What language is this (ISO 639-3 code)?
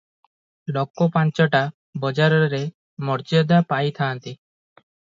ori